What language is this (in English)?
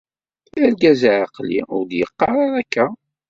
Kabyle